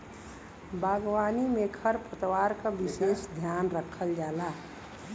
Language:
Bhojpuri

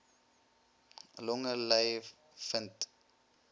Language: Afrikaans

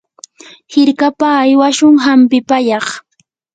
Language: Yanahuanca Pasco Quechua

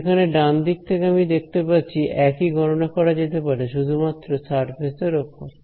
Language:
Bangla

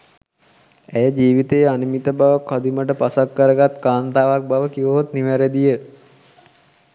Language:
Sinhala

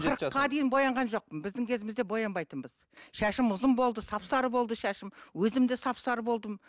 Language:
Kazakh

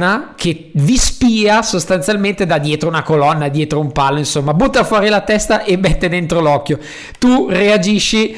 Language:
Italian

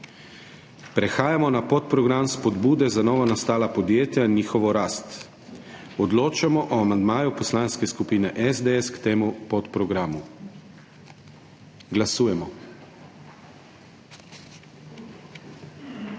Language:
Slovenian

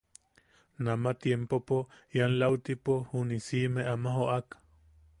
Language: Yaqui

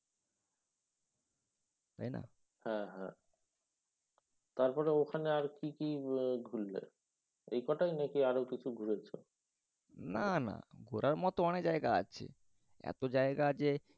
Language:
Bangla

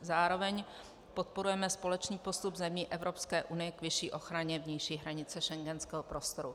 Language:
Czech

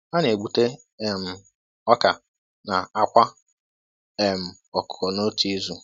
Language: Igbo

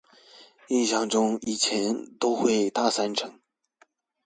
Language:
Chinese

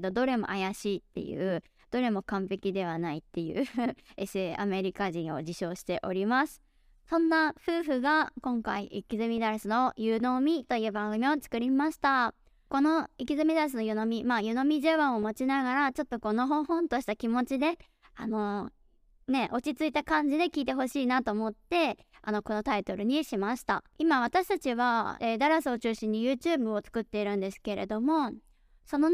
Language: Japanese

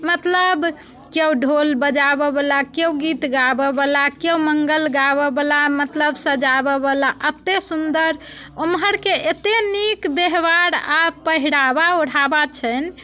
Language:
Maithili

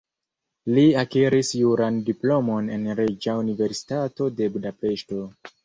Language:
Esperanto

